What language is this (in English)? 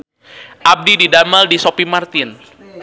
Sundanese